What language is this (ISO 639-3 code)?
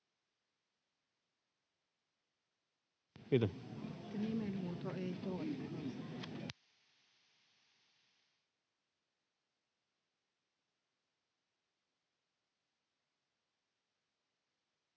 fin